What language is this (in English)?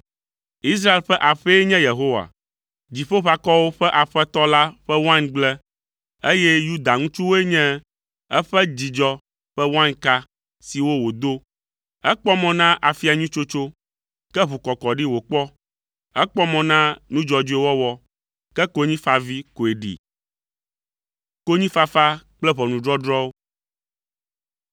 Ewe